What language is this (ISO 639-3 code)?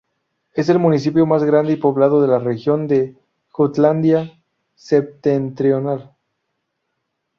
spa